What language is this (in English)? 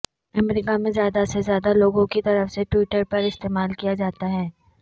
Urdu